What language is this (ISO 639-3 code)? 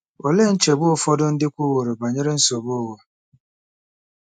ibo